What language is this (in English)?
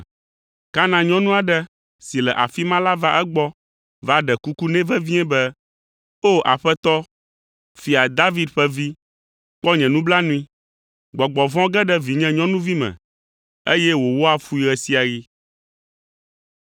Ewe